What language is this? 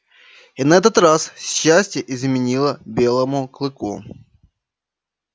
Russian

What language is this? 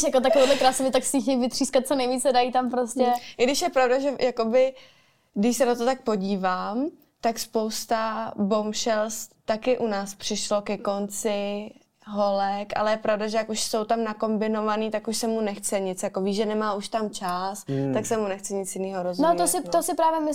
Czech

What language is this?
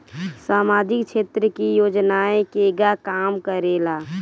Bhojpuri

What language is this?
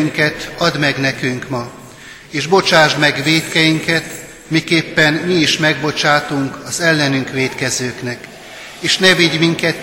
Hungarian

